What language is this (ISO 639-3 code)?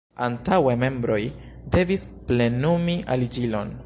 epo